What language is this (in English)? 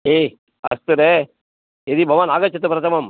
Sanskrit